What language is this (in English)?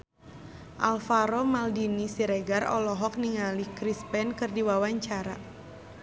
Sundanese